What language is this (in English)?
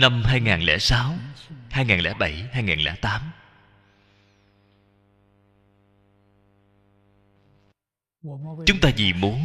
Vietnamese